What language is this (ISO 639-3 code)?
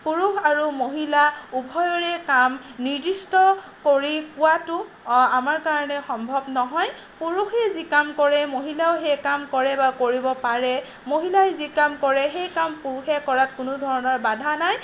asm